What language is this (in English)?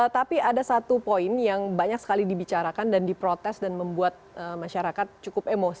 Indonesian